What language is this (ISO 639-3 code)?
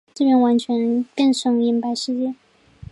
zho